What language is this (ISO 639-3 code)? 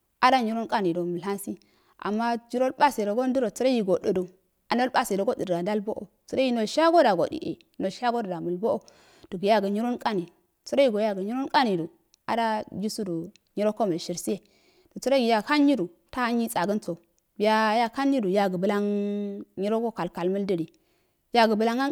aal